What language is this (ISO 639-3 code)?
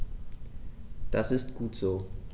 deu